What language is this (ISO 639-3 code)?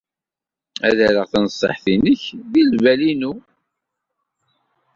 kab